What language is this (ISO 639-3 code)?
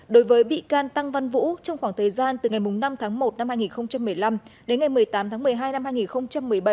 vie